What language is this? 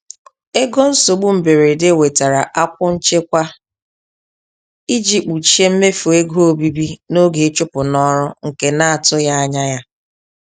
Igbo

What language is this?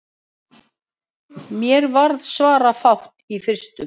Icelandic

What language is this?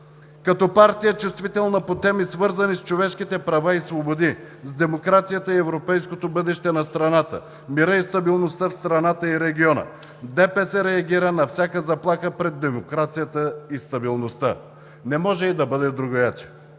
Bulgarian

